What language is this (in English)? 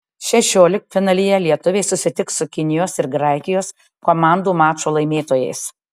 Lithuanian